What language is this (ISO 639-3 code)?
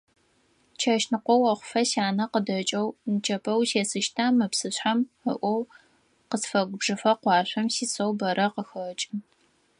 ady